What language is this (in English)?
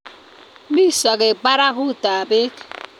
Kalenjin